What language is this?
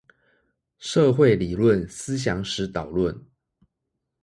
Chinese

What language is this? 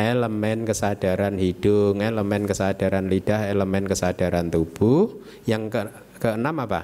Indonesian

